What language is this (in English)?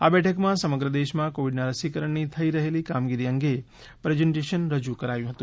Gujarati